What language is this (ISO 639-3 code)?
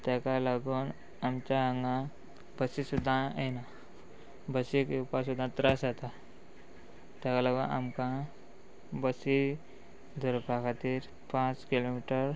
kok